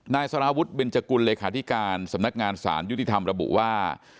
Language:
Thai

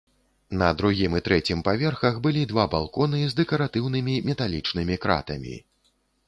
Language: Belarusian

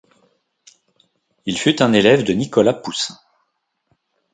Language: French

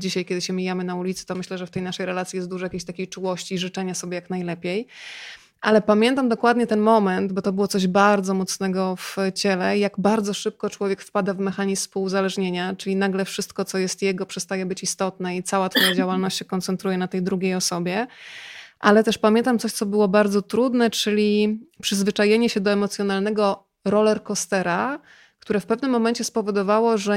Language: Polish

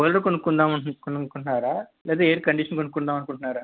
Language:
Telugu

